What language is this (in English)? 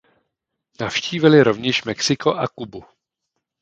Czech